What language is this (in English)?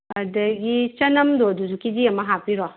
Manipuri